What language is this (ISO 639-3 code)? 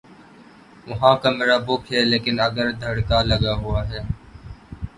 urd